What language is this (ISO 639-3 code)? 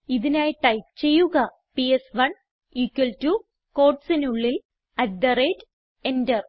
mal